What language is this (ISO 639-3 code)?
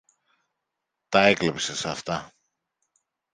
ell